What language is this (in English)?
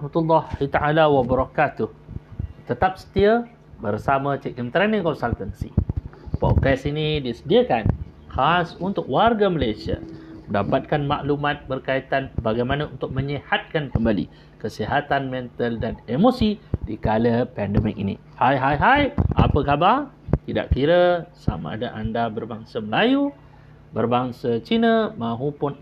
Malay